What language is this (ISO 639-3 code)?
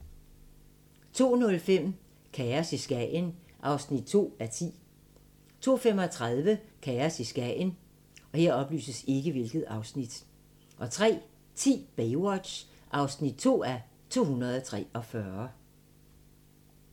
dan